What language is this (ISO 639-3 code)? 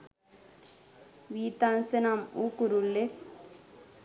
sin